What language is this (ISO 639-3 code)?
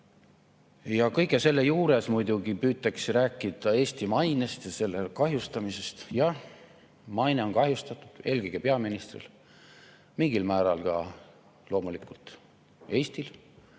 est